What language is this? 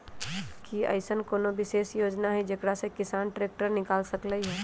Magahi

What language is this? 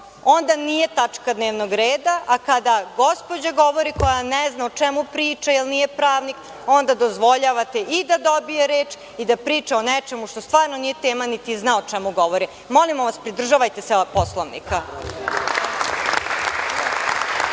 Serbian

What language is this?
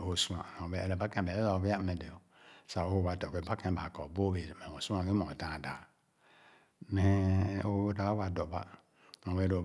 Khana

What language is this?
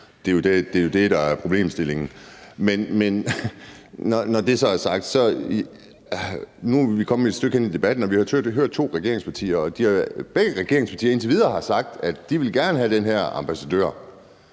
Danish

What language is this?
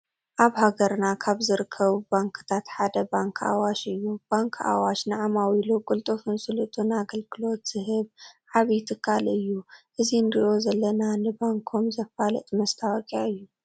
Tigrinya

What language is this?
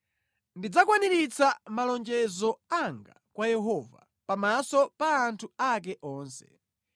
Nyanja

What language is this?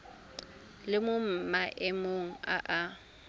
Tswana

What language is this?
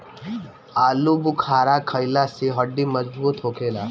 Bhojpuri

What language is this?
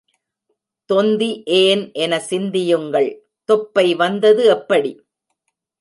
Tamil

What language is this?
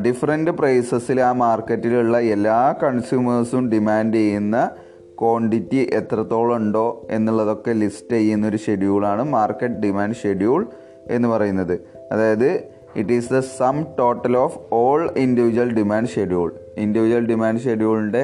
Malayalam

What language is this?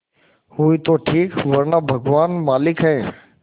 Hindi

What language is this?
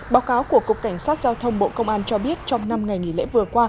Vietnamese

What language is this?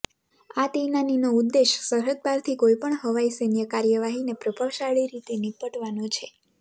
Gujarati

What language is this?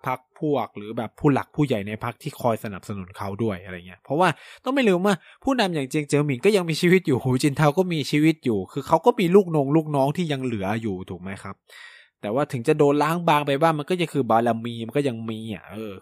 Thai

